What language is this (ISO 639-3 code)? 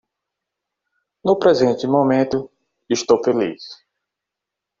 por